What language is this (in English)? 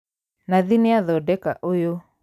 Kikuyu